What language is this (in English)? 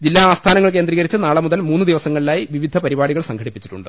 Malayalam